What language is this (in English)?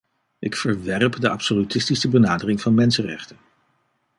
Dutch